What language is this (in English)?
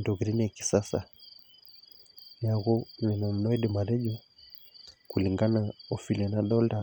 Masai